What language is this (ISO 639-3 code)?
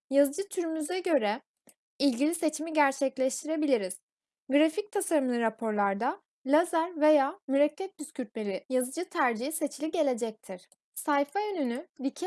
tur